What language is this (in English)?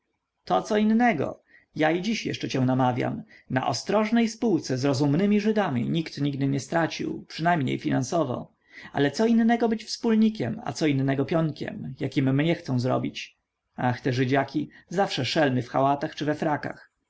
Polish